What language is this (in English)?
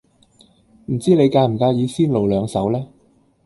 Cantonese